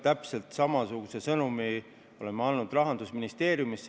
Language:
Estonian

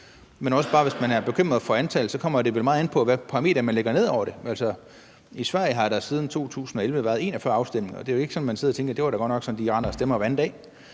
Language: Danish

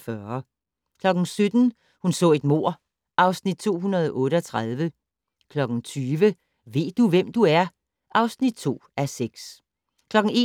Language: Danish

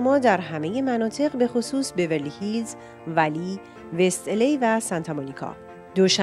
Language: Persian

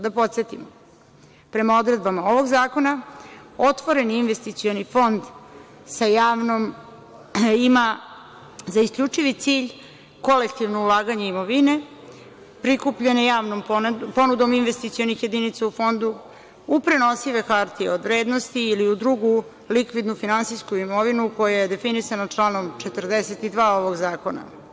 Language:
Serbian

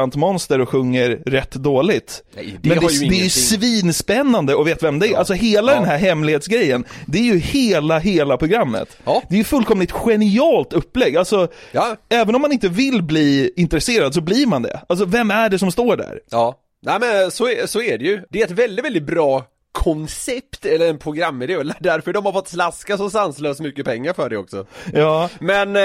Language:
Swedish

